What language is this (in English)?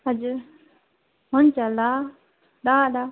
Nepali